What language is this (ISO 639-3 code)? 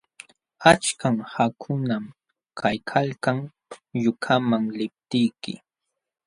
qxw